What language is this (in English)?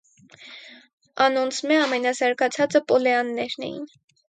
Armenian